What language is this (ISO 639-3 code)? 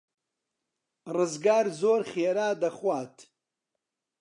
ckb